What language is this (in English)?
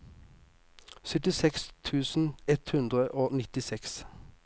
Norwegian